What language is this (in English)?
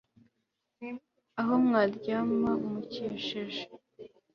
Kinyarwanda